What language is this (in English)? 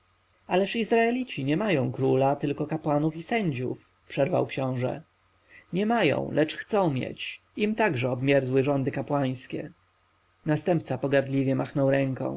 Polish